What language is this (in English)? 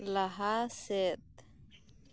Santali